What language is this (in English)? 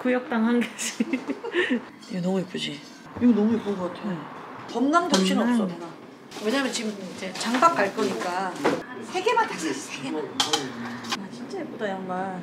Korean